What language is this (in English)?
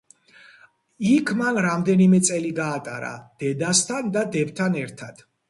Georgian